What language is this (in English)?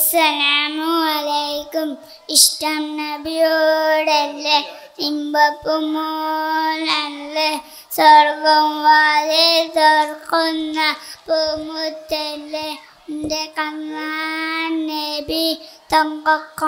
Arabic